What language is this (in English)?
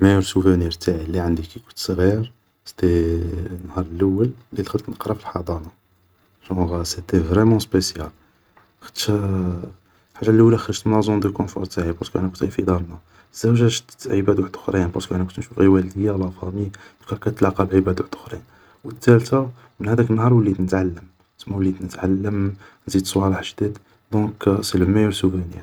Algerian Arabic